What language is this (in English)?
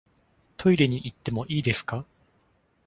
Japanese